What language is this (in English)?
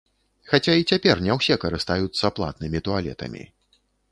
Belarusian